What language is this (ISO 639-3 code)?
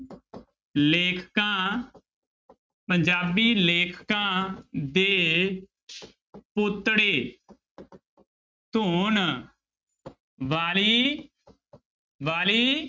pan